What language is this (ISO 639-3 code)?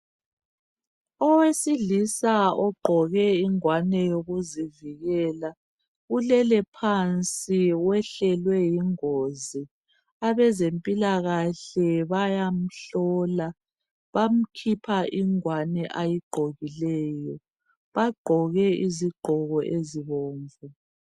nde